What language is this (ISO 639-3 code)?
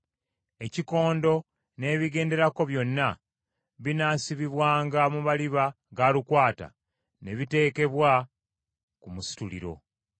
lug